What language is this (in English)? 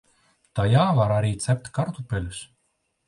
Latvian